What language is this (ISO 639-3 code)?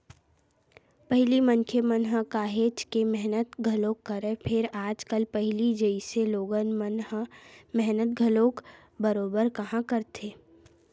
hne